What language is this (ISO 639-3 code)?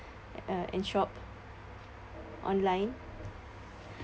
eng